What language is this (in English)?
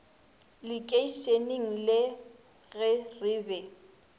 Northern Sotho